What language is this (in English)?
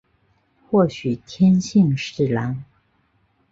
Chinese